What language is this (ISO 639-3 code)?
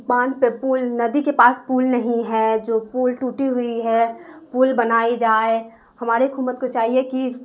urd